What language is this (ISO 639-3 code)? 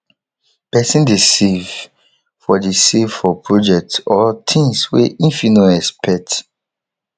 pcm